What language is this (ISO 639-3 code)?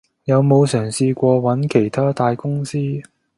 yue